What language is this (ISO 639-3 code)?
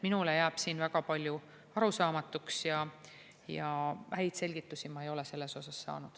est